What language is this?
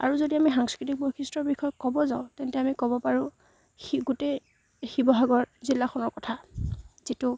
Assamese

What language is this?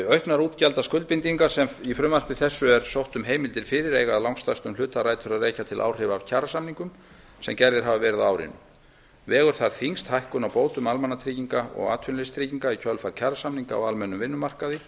Icelandic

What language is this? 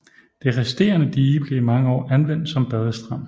Danish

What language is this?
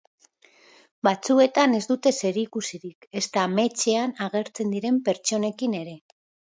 Basque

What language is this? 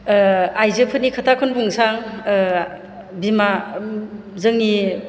Bodo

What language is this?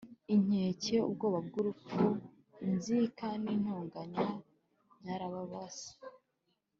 Kinyarwanda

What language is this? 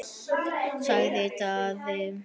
Icelandic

